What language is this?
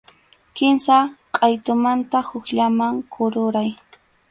Arequipa-La Unión Quechua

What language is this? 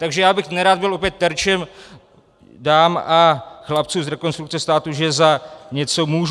Czech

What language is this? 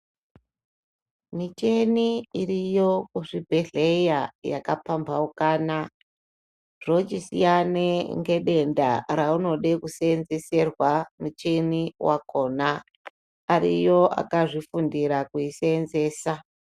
Ndau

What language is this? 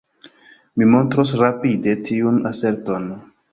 Esperanto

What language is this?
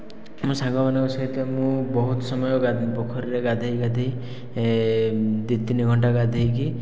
Odia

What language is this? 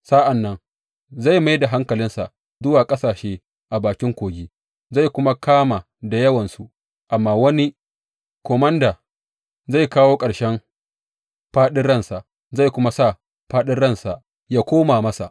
Hausa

